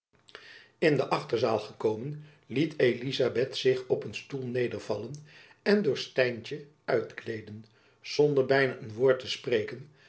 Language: Dutch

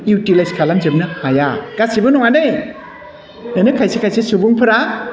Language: Bodo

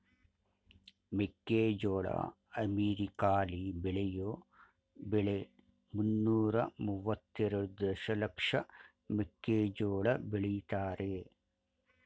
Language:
Kannada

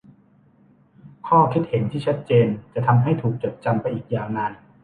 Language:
Thai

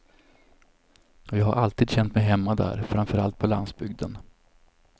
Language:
Swedish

